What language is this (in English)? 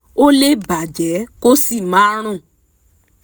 Yoruba